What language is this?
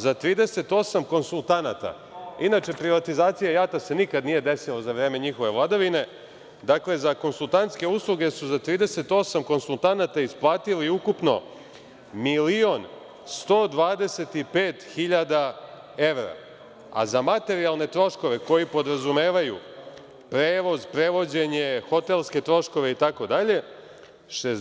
Serbian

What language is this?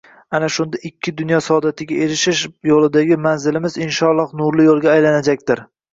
Uzbek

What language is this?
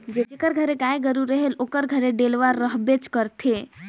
Chhattisgarhi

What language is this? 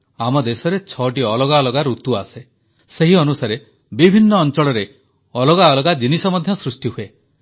Odia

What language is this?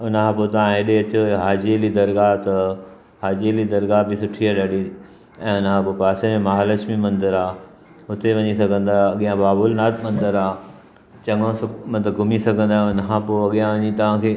Sindhi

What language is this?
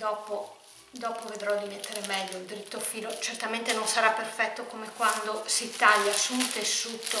Italian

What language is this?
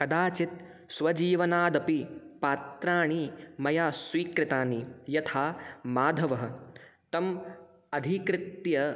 Sanskrit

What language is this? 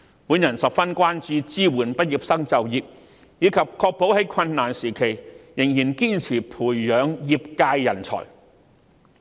Cantonese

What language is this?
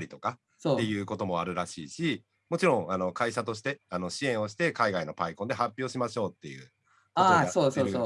Japanese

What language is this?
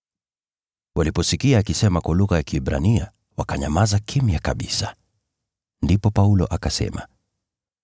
Swahili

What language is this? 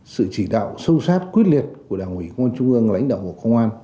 Vietnamese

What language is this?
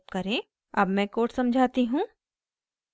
Hindi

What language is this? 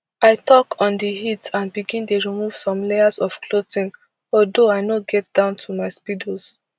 Nigerian Pidgin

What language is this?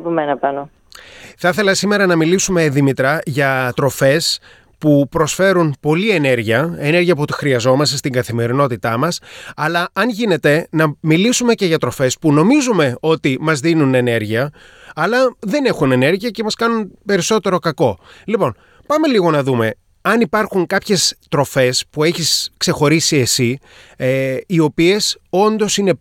Greek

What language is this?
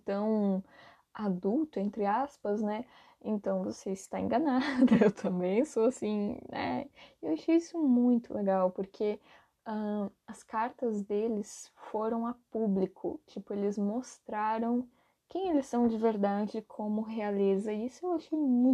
Portuguese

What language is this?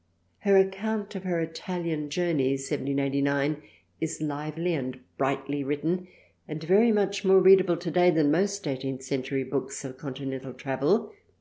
English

